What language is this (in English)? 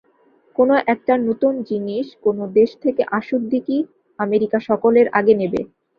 Bangla